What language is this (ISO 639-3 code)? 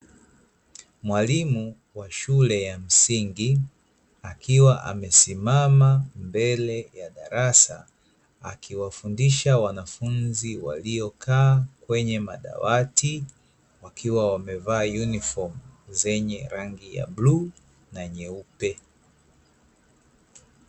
swa